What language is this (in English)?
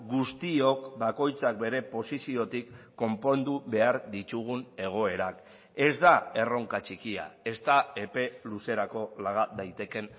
Basque